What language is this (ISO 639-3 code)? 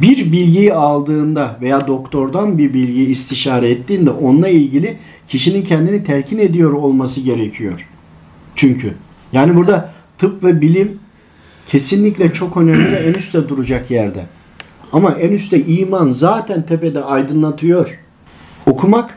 tur